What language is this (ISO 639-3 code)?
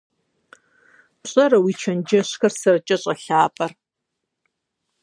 kbd